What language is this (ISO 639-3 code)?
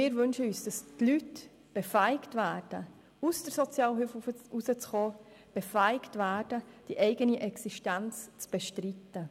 gsw